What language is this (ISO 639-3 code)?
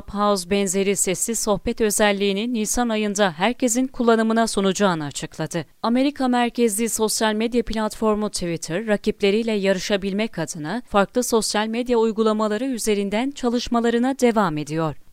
tur